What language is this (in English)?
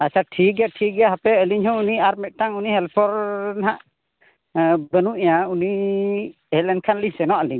Santali